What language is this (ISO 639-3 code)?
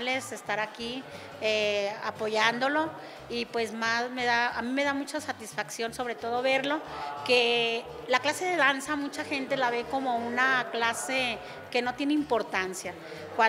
spa